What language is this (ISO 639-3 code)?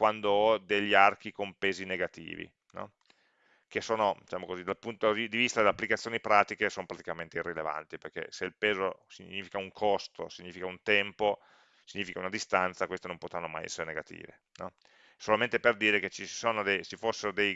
ita